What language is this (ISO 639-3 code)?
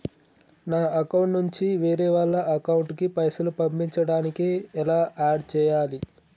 tel